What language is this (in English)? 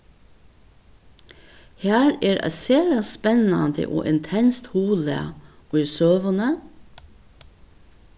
Faroese